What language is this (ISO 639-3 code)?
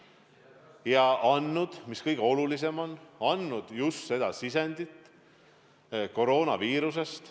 est